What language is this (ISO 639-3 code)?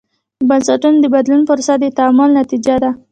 pus